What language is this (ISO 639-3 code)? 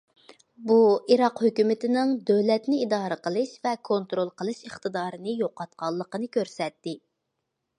uig